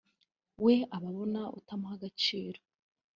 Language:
Kinyarwanda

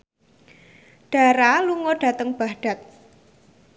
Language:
Javanese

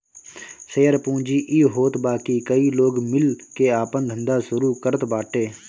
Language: Bhojpuri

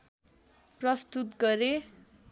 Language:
Nepali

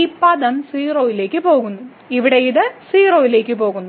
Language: Malayalam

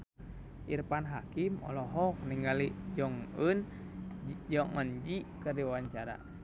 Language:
Sundanese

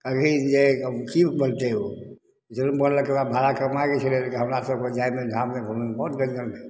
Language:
Maithili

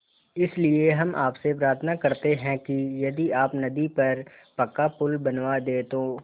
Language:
Hindi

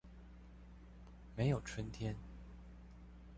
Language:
Chinese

